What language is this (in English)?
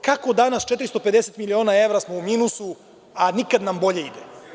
Serbian